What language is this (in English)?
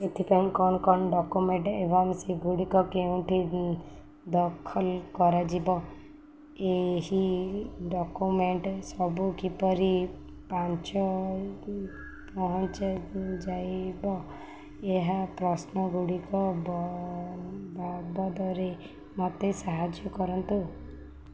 Odia